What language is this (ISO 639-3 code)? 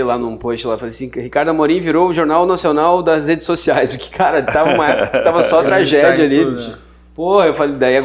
por